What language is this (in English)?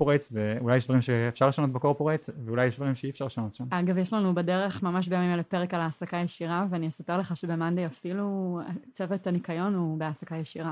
Hebrew